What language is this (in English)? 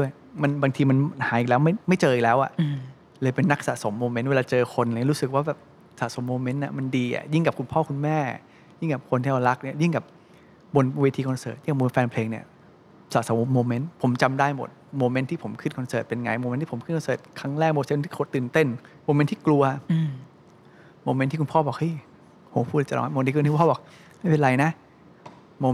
Thai